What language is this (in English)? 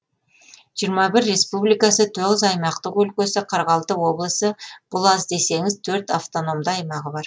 Kazakh